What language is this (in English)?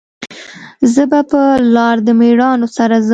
Pashto